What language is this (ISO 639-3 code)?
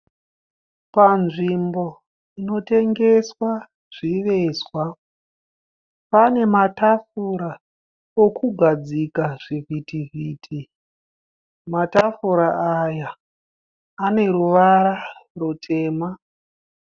sna